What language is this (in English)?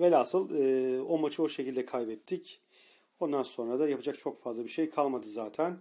Turkish